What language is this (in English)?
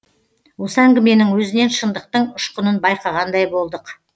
Kazakh